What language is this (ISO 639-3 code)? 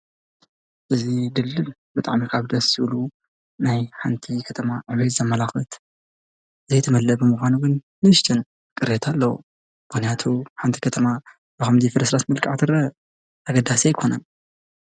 tir